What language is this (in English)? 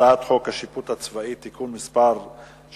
Hebrew